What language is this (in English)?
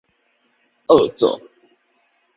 Min Nan Chinese